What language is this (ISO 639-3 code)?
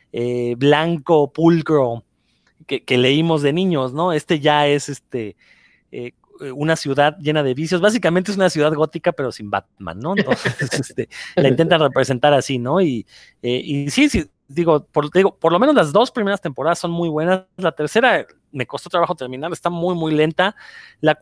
spa